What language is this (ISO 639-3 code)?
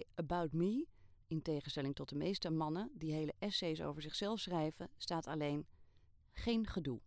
nld